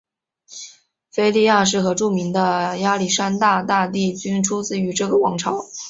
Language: Chinese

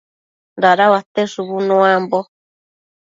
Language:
Matsés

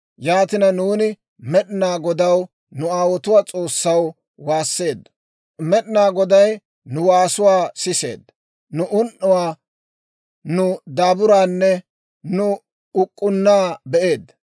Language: Dawro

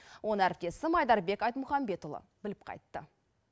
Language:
Kazakh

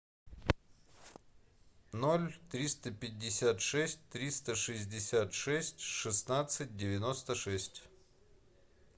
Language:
Russian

